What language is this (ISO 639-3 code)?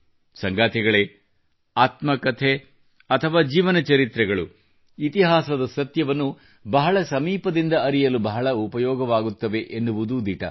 kan